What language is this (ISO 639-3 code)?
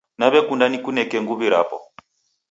dav